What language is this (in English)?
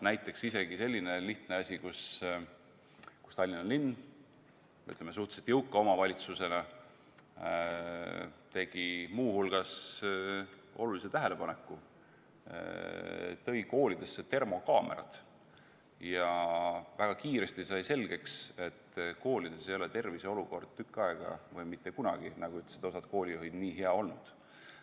Estonian